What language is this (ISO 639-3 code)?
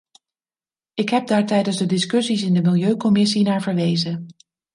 nld